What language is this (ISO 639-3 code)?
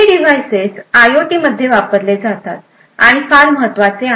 mar